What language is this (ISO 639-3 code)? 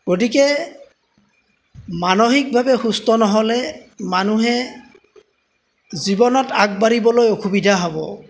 asm